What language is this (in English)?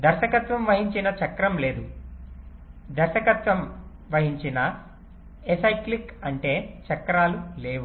Telugu